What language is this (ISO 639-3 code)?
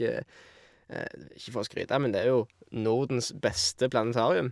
nor